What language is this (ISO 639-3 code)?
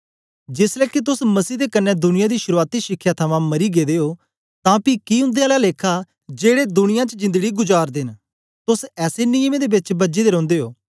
doi